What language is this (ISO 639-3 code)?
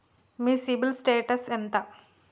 tel